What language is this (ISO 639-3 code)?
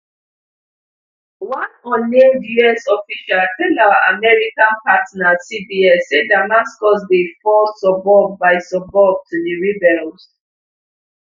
pcm